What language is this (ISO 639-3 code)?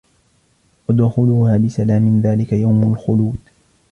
ara